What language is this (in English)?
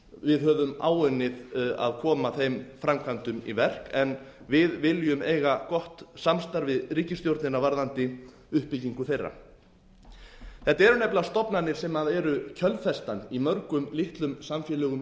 Icelandic